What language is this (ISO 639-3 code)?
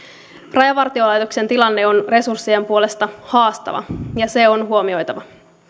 fin